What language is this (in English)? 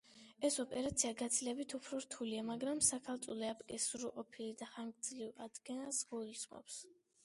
Georgian